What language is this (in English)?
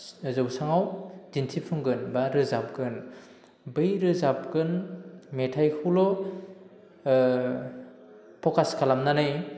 Bodo